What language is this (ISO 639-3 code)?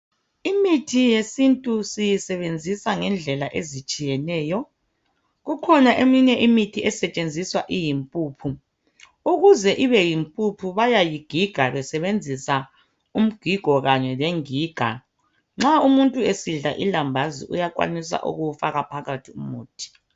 nde